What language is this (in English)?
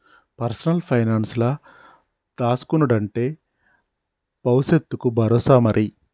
Telugu